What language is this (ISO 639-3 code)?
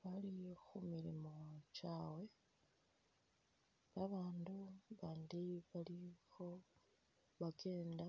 myx